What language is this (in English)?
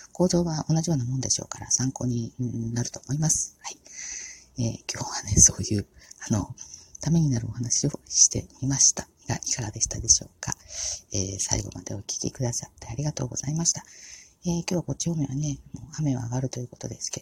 Japanese